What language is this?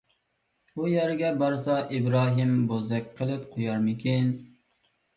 Uyghur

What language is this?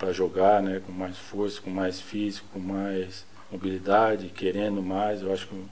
Portuguese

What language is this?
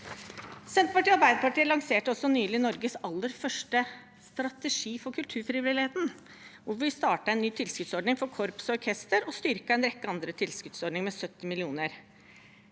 Norwegian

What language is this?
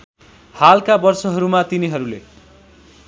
Nepali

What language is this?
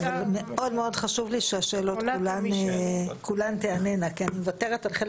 Hebrew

